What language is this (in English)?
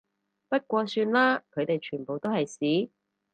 Cantonese